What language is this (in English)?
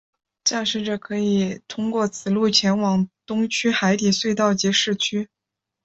Chinese